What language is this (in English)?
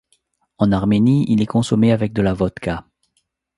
French